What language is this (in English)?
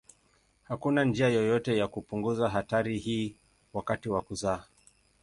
Swahili